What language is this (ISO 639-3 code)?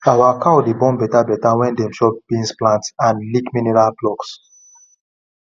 pcm